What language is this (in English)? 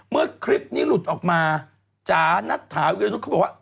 Thai